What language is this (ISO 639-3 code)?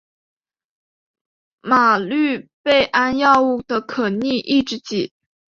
zho